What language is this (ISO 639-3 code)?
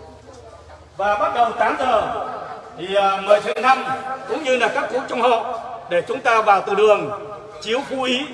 vie